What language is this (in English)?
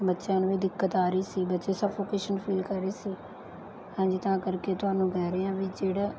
Punjabi